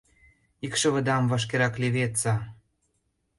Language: Mari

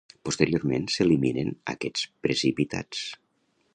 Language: Catalan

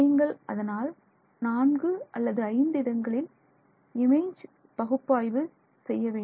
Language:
Tamil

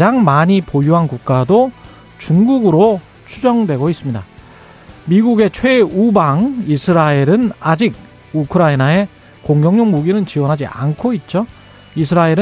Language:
Korean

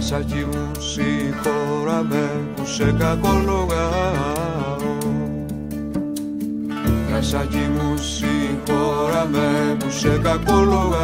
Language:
Greek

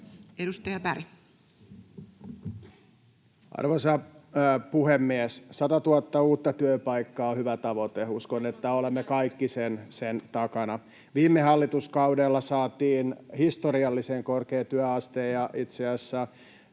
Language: Finnish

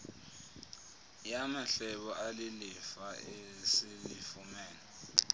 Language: Xhosa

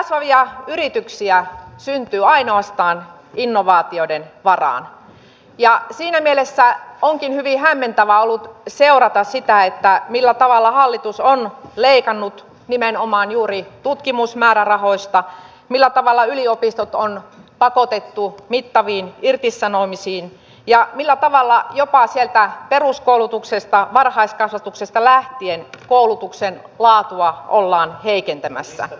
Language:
Finnish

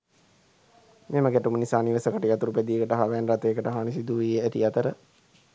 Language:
Sinhala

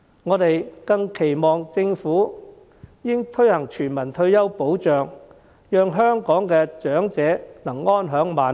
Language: Cantonese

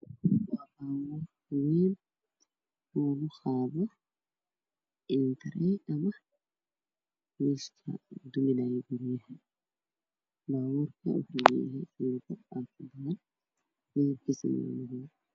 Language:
Somali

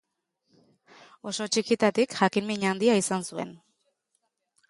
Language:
Basque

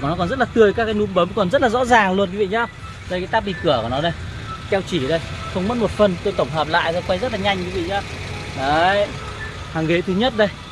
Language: Vietnamese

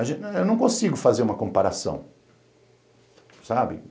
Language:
Portuguese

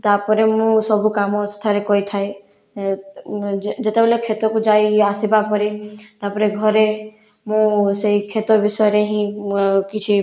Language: Odia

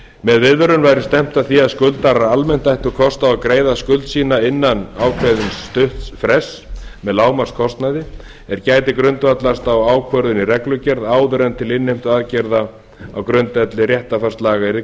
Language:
Icelandic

